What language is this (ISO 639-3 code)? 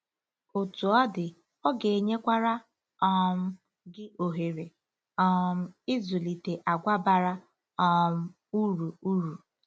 ibo